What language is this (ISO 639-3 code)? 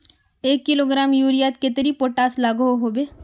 mag